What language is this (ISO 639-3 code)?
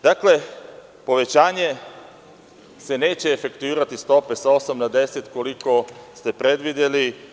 srp